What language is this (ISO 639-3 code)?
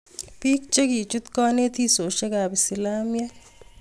kln